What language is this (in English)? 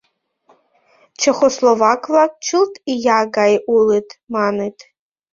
Mari